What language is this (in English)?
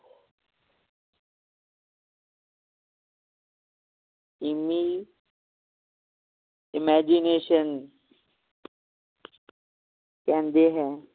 Punjabi